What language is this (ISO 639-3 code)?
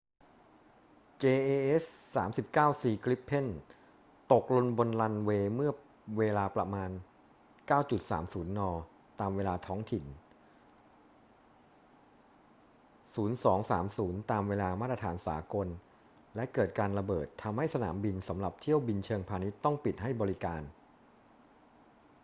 tha